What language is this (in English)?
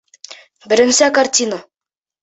Bashkir